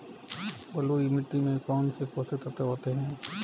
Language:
Hindi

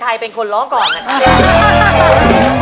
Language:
Thai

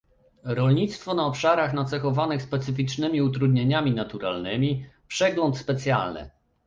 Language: Polish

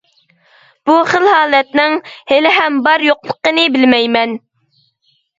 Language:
Uyghur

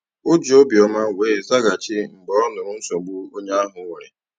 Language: Igbo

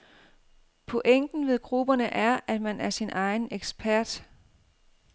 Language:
Danish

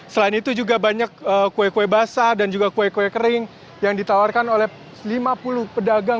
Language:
Indonesian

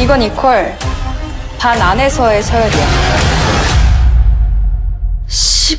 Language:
Korean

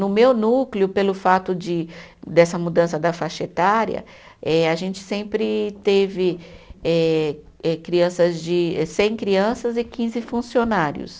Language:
Portuguese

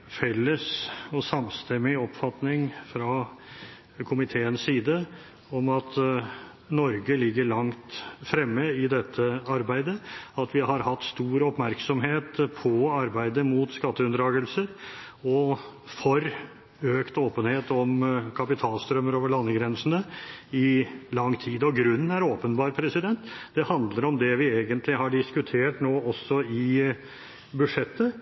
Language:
Norwegian Bokmål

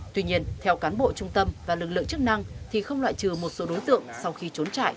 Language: Vietnamese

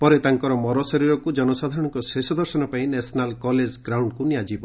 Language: Odia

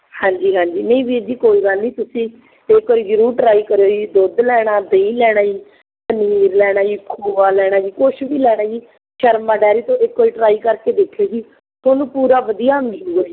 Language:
Punjabi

